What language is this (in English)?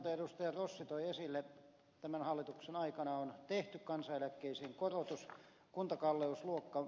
Finnish